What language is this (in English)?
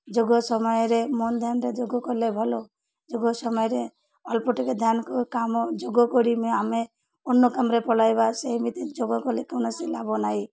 Odia